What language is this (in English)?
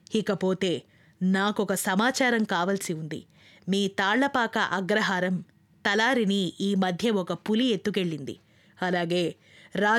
Telugu